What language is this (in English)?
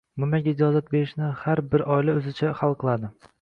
Uzbek